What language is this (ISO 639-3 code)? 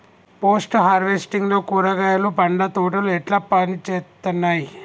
tel